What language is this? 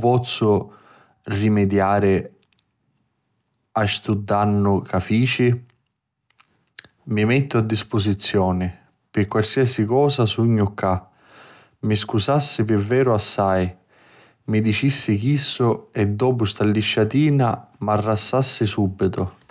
Sicilian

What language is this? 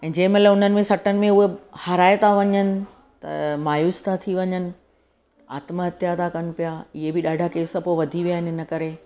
Sindhi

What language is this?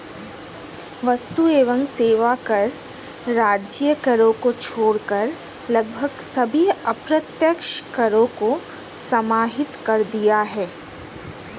Hindi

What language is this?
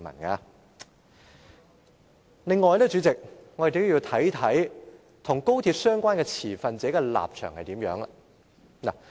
Cantonese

